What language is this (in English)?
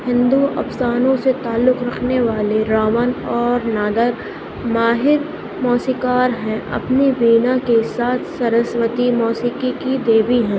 Urdu